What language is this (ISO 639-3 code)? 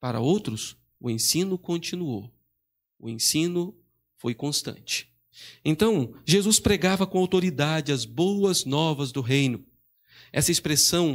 por